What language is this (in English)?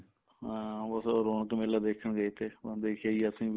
Punjabi